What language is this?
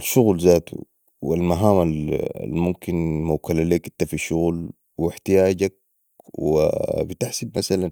Sudanese Arabic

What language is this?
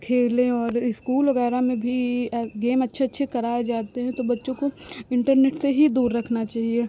Hindi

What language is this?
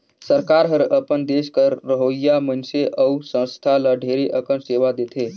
Chhattisgarhi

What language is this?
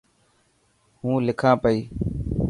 Dhatki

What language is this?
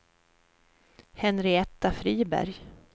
Swedish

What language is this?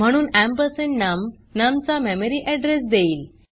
Marathi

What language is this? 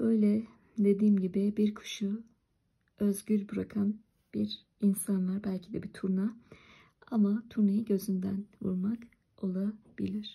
Turkish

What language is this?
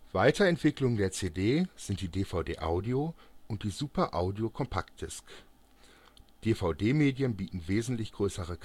German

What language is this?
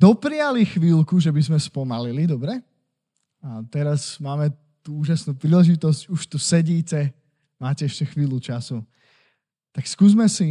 Slovak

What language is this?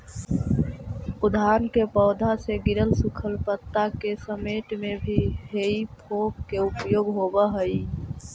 Magahi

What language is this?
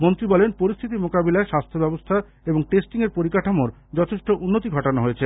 Bangla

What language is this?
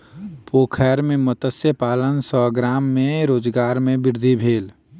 Maithili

